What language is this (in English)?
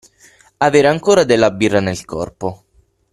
Italian